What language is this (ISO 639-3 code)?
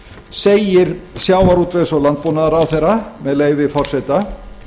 isl